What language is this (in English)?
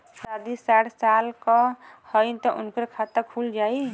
Bhojpuri